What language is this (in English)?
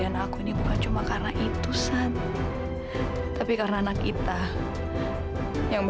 Indonesian